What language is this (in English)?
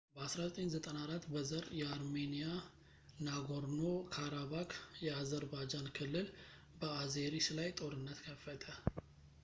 Amharic